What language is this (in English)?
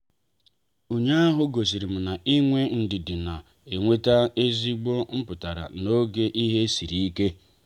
Igbo